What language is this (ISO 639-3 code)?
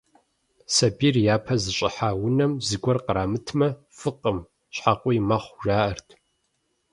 kbd